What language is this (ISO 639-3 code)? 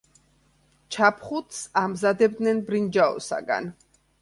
kat